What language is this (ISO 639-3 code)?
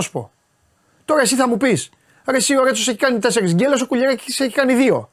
ell